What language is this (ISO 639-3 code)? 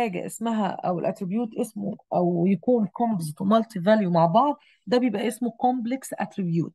ara